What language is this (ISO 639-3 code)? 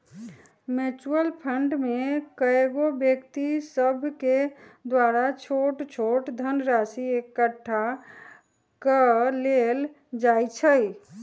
mag